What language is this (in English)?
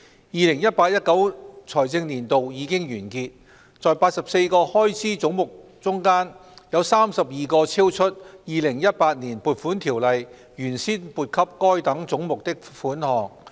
Cantonese